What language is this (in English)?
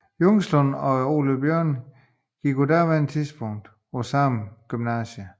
Danish